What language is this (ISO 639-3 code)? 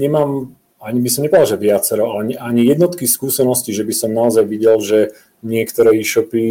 ces